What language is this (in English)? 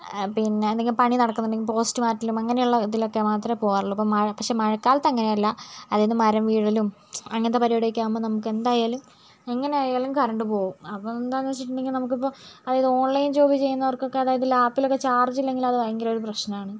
Malayalam